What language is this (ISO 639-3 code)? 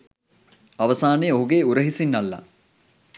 sin